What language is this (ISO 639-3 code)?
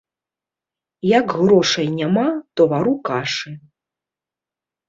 bel